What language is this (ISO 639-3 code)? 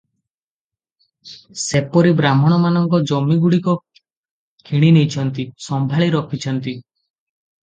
ori